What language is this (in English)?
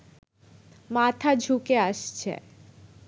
Bangla